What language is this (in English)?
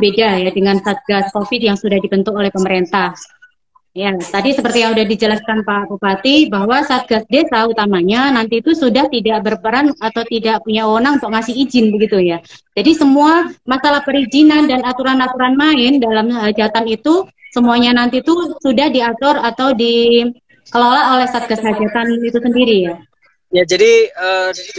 Indonesian